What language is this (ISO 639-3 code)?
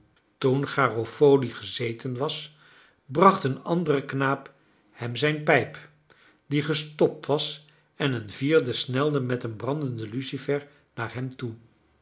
nld